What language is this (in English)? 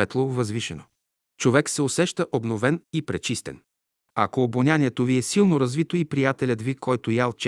Bulgarian